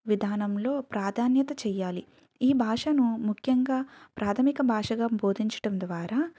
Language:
Telugu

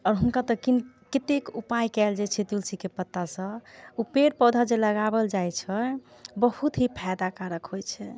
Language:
Maithili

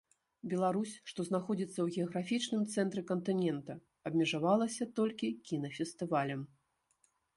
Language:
Belarusian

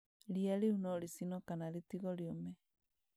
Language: Kikuyu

